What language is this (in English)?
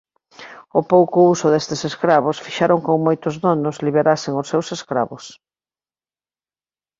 Galician